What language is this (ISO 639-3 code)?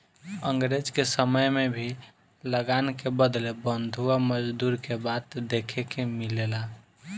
bho